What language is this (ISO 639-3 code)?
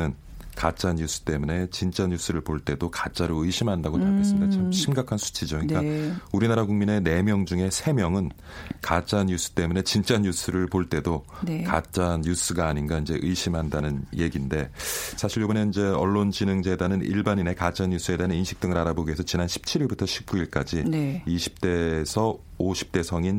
kor